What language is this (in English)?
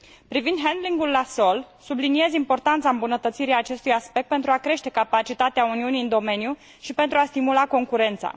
Romanian